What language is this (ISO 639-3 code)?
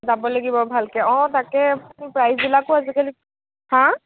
asm